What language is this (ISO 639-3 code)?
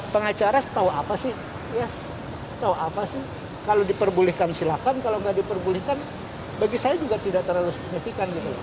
ind